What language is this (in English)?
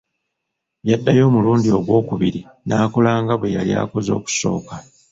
Ganda